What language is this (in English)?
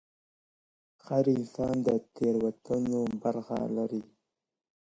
Pashto